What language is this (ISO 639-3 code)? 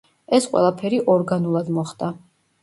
kat